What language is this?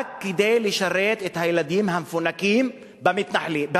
Hebrew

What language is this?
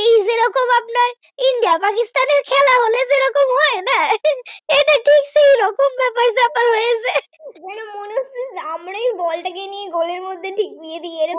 Bangla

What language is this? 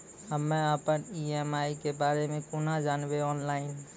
Maithili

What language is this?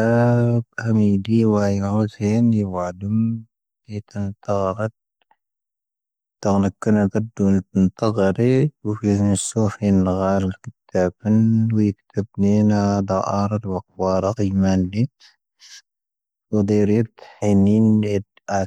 Tahaggart Tamahaq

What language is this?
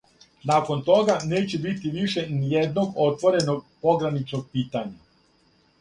Serbian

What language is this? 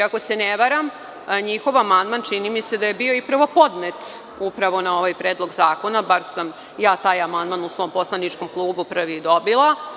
Serbian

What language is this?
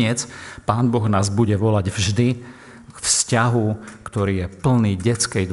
Slovak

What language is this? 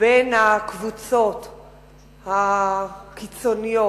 Hebrew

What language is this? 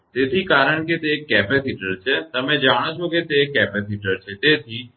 Gujarati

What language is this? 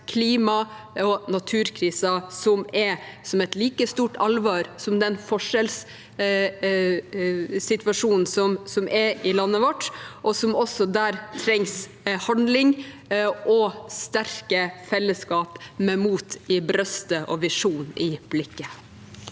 Norwegian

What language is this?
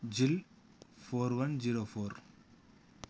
Telugu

